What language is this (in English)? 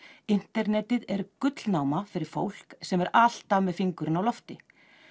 Icelandic